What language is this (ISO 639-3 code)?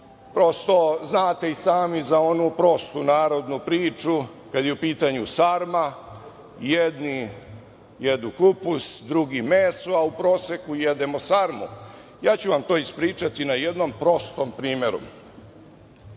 srp